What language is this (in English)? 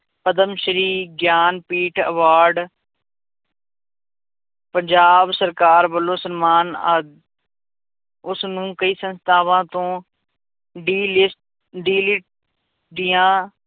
Punjabi